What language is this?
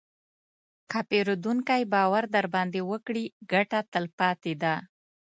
Pashto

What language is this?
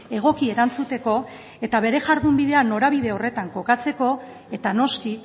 Basque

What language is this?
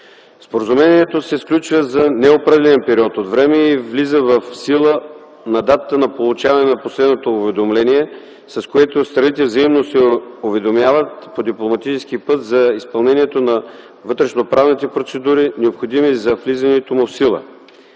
Bulgarian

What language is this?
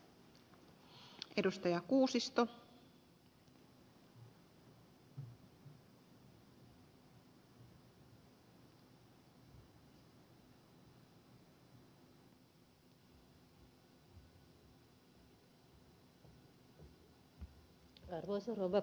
Finnish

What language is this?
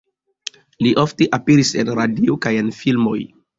Esperanto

